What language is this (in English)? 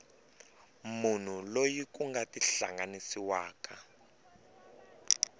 Tsonga